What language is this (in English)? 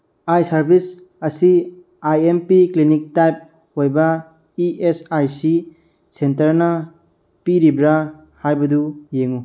Manipuri